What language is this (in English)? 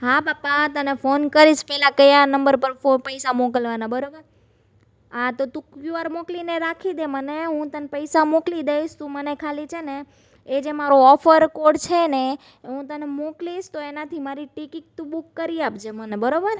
Gujarati